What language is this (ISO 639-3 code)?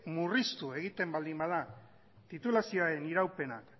eus